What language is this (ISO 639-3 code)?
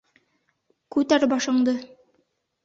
bak